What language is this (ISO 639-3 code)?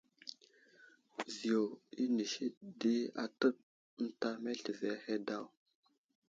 udl